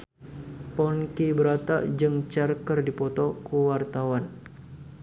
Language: Sundanese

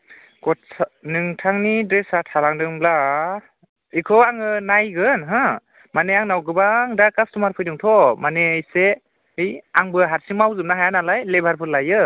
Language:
Bodo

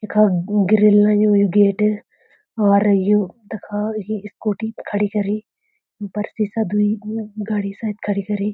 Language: Garhwali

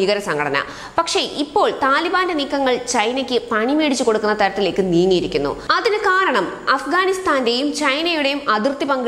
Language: Thai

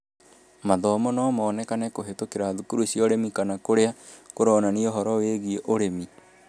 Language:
Kikuyu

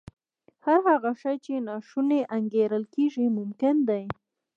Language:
Pashto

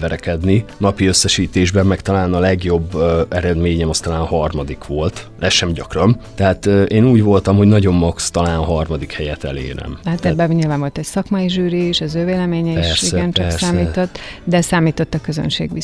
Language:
Hungarian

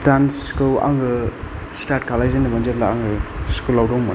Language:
Bodo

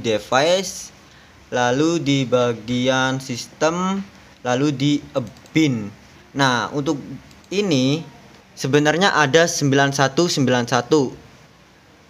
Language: Indonesian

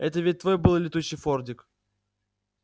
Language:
Russian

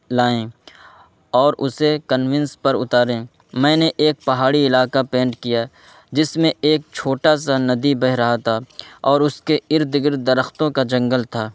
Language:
Urdu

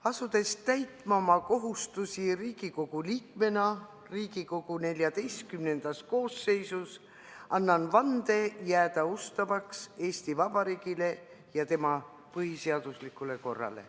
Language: Estonian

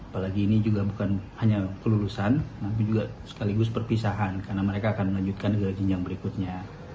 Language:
Indonesian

